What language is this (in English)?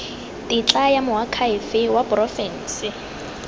Tswana